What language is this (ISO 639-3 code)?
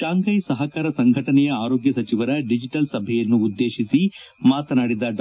kan